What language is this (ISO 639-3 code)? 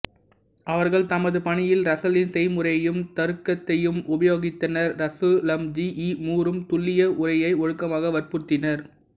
tam